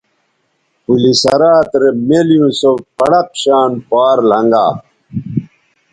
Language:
Bateri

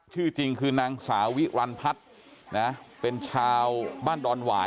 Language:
Thai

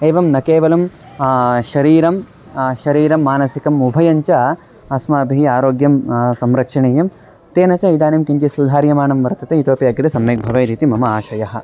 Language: Sanskrit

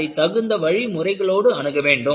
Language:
Tamil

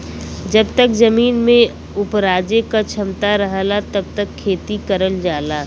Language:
Bhojpuri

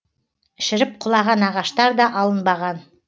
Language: Kazakh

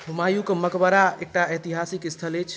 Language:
Maithili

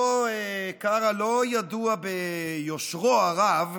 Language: Hebrew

